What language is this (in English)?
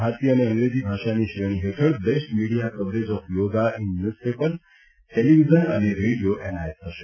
Gujarati